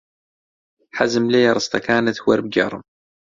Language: Central Kurdish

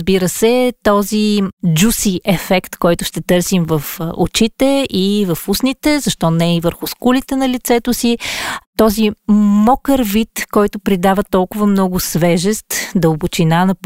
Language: Bulgarian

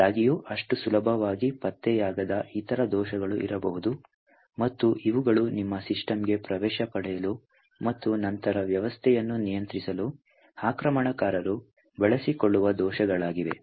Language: Kannada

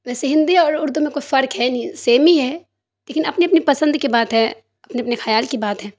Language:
Urdu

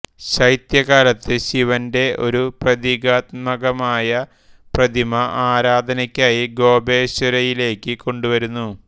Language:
Malayalam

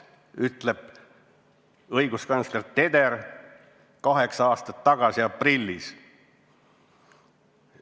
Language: Estonian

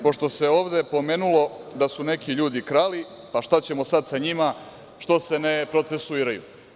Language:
Serbian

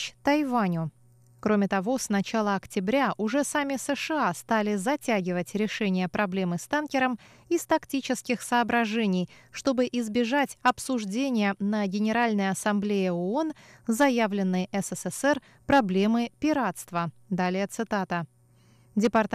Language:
Russian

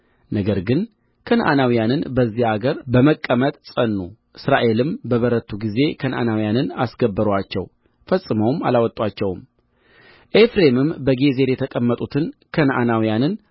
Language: Amharic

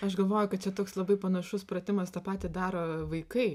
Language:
Lithuanian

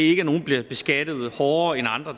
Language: Danish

